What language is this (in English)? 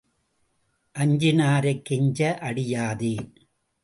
Tamil